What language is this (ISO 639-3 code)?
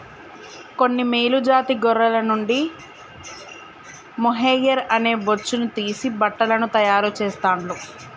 tel